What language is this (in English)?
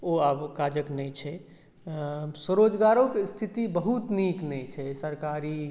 Maithili